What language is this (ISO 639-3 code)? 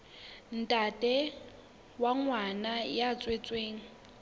sot